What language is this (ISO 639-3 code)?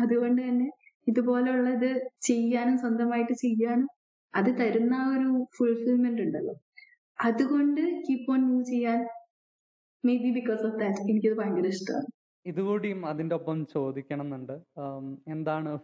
mal